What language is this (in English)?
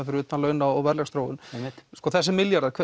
Icelandic